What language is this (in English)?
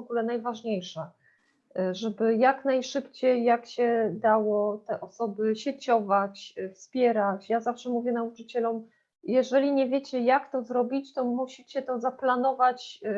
Polish